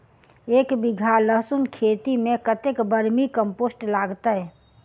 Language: Maithili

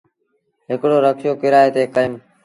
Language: Sindhi Bhil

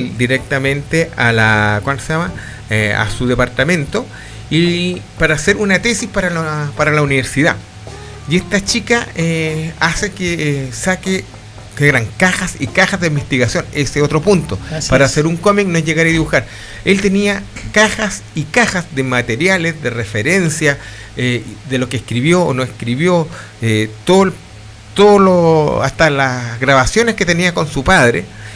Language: Spanish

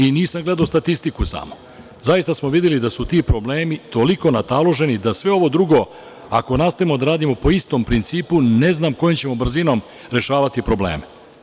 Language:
Serbian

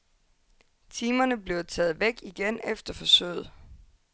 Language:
Danish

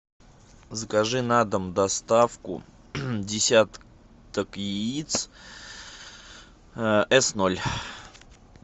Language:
Russian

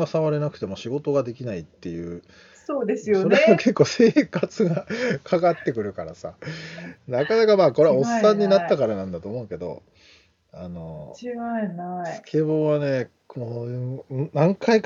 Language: Japanese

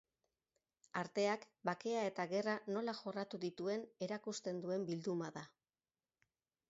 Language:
Basque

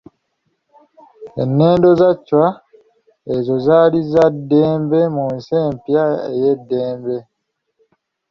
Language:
Ganda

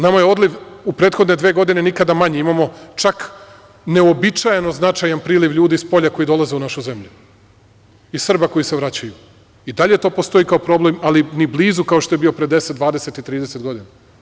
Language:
Serbian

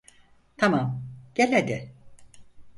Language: Turkish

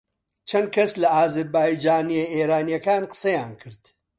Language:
Central Kurdish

